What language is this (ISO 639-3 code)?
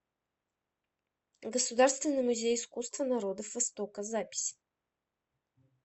rus